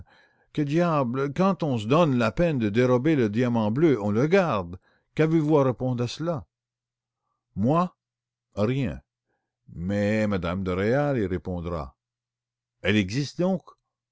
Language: French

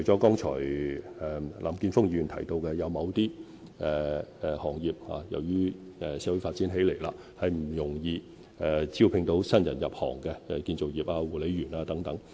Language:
Cantonese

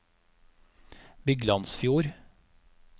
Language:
Norwegian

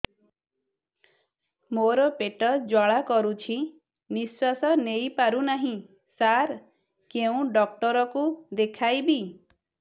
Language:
Odia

